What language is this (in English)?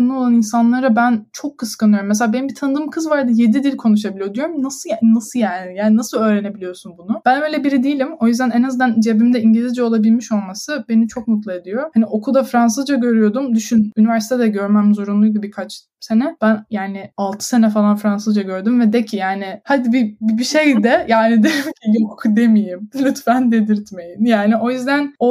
Turkish